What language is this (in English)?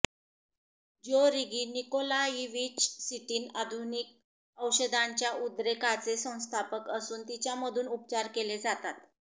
Marathi